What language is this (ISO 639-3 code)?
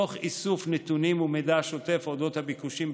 heb